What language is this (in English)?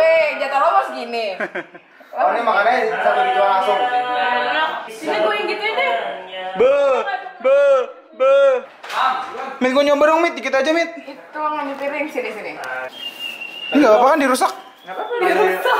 Indonesian